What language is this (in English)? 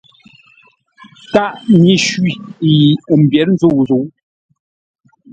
Ngombale